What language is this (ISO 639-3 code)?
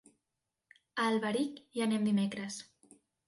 cat